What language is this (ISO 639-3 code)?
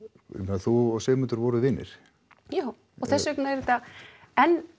isl